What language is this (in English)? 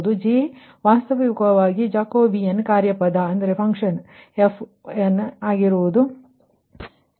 Kannada